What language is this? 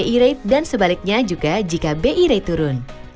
Indonesian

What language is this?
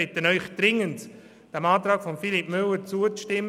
Swiss German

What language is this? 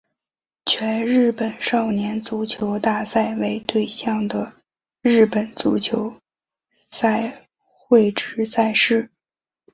Chinese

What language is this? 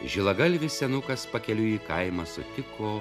Lithuanian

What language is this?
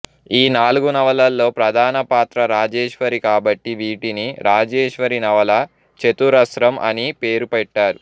Telugu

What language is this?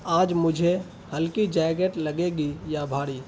Urdu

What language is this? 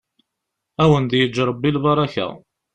Kabyle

